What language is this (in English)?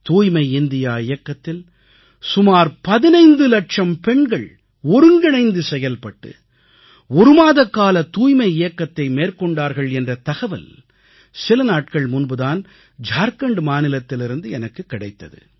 Tamil